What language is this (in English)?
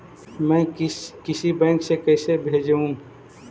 Magahi